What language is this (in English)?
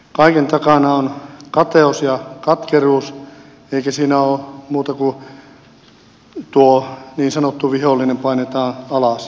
Finnish